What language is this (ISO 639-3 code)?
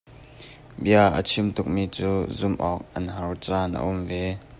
cnh